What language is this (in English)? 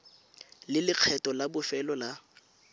Tswana